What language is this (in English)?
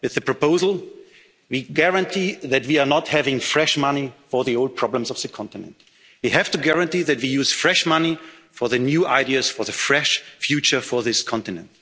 English